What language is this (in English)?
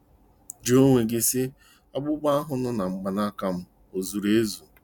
Igbo